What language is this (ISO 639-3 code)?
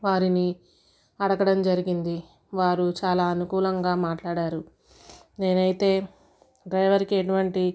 tel